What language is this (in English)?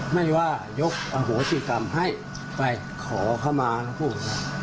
Thai